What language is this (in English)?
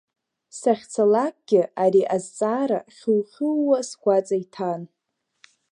Abkhazian